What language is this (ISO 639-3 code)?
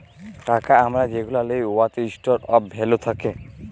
ben